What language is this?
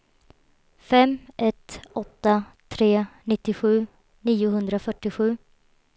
Swedish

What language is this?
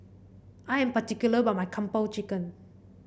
English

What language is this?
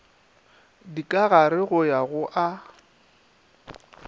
Northern Sotho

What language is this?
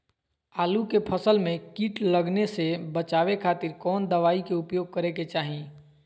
Magahi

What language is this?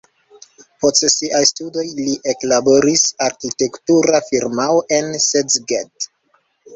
Esperanto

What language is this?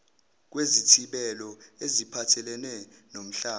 Zulu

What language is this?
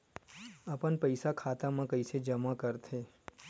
Chhattisgarhi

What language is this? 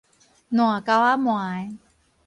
Min Nan Chinese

